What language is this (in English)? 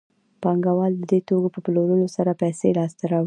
Pashto